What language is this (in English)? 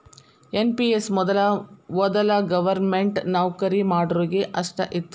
Kannada